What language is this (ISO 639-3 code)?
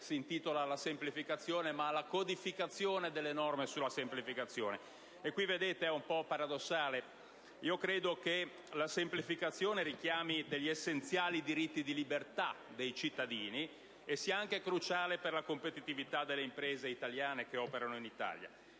ita